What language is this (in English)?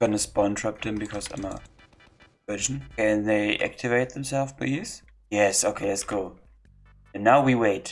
English